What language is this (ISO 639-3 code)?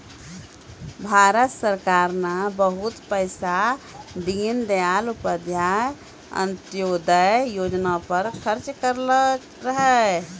mai